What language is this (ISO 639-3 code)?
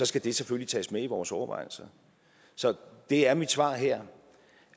dan